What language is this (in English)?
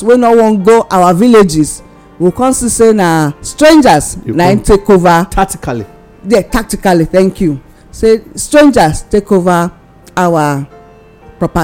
English